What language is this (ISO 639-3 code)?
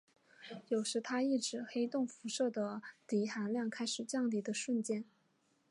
zho